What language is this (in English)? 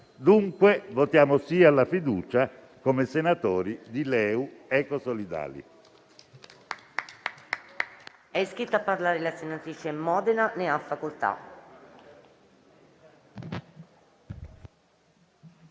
Italian